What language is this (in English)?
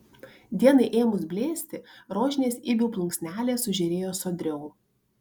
Lithuanian